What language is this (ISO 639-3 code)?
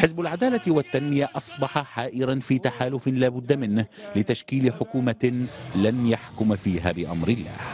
ara